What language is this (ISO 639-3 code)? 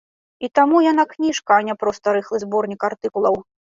bel